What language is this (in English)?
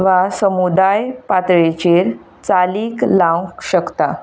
Konkani